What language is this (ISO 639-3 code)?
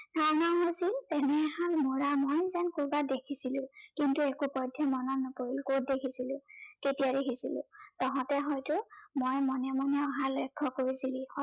asm